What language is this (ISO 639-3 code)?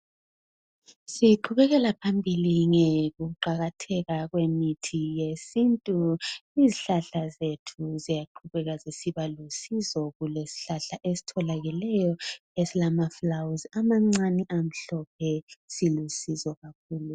nde